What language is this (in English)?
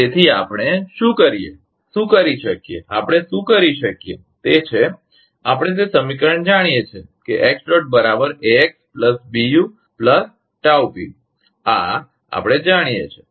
Gujarati